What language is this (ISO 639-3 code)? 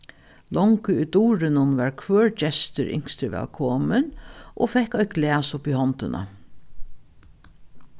fao